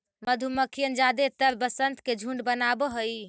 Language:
Magahi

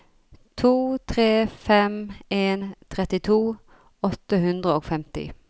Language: Norwegian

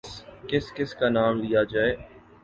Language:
Urdu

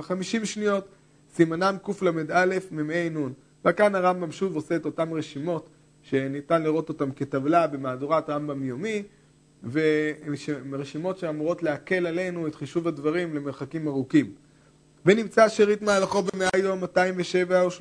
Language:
Hebrew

